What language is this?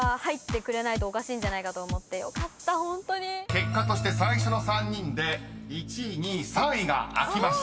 Japanese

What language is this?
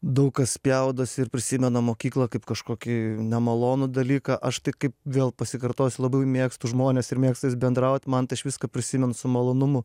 Lithuanian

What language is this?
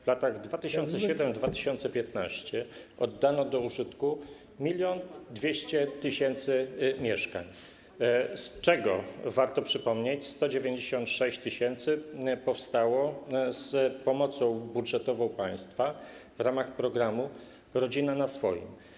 Polish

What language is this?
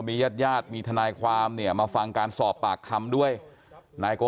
Thai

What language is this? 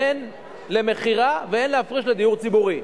Hebrew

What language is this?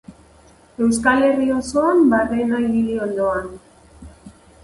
Basque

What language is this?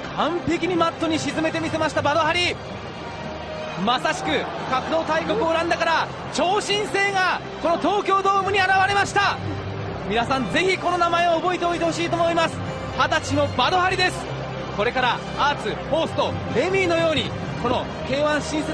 Japanese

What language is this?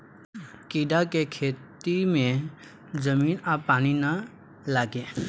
Bhojpuri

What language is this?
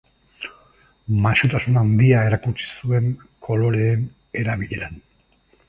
Basque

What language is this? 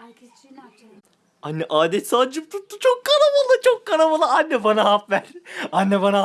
Turkish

